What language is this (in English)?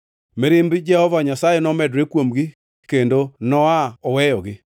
Luo (Kenya and Tanzania)